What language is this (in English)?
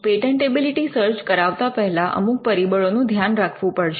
Gujarati